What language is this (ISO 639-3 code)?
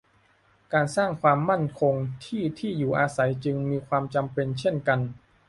tha